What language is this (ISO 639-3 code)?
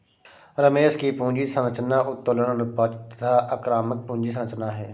hin